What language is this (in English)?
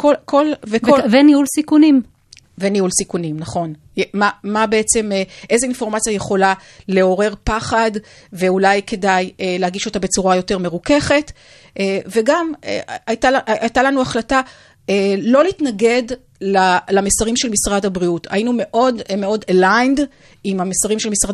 Hebrew